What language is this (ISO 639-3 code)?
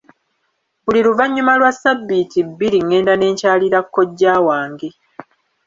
lug